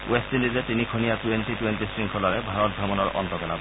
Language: Assamese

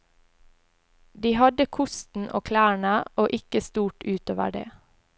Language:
Norwegian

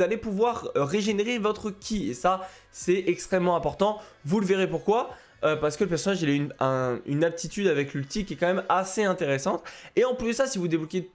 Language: French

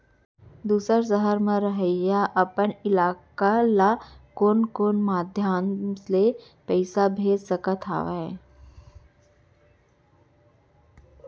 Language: Chhattisgarhi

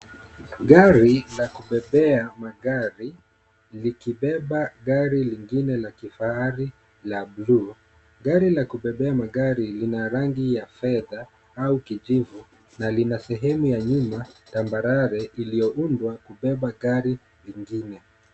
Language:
Swahili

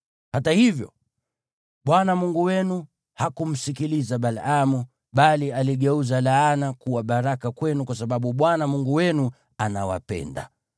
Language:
Swahili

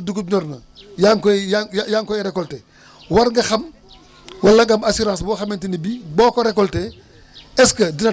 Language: Wolof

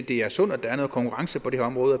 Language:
Danish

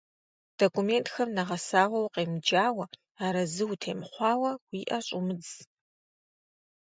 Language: Kabardian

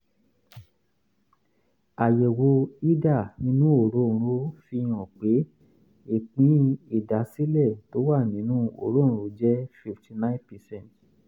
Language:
Yoruba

